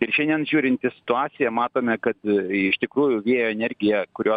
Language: Lithuanian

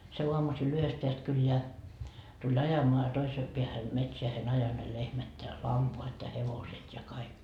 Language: Finnish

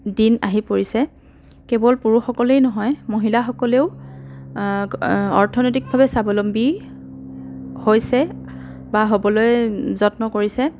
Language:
Assamese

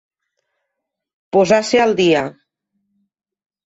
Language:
Catalan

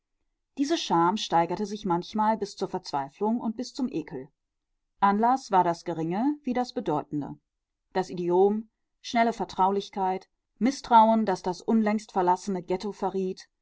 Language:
German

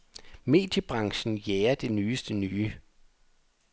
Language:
Danish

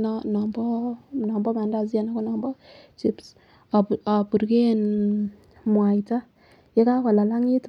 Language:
Kalenjin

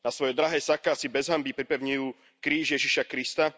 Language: Slovak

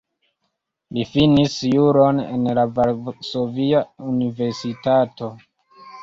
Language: Esperanto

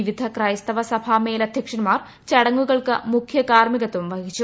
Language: Malayalam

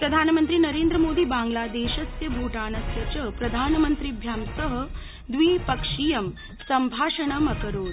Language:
Sanskrit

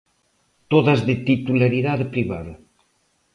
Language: Galician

